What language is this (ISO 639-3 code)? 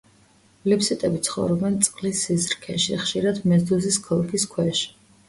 kat